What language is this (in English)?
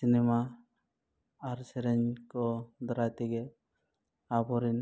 Santali